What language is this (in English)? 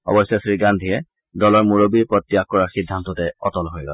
Assamese